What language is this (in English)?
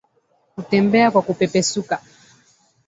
Swahili